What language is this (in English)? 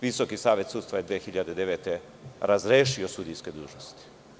Serbian